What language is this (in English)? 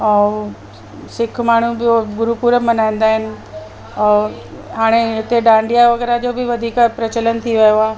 Sindhi